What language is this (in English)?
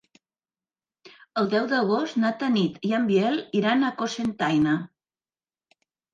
Catalan